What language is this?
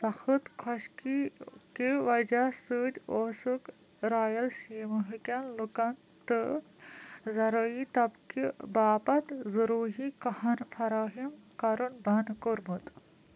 Kashmiri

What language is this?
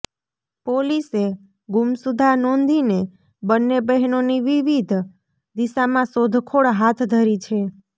Gujarati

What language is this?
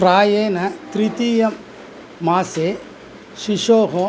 Sanskrit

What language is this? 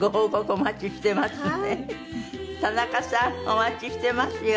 Japanese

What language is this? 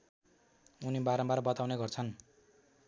Nepali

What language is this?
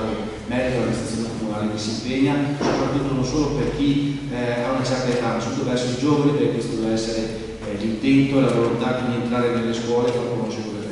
Italian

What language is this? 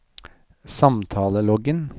Norwegian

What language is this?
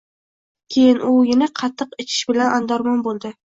Uzbek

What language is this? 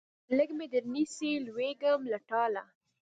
Pashto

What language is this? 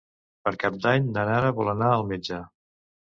Catalan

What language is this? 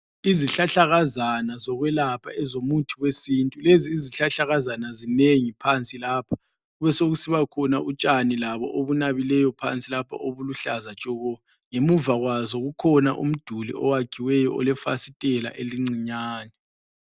North Ndebele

